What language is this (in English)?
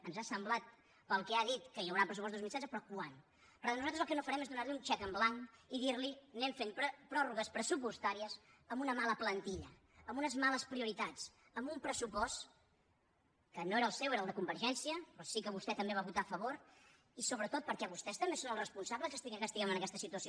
Catalan